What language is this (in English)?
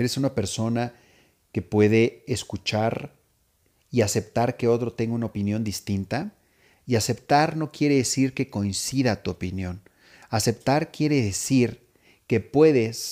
Spanish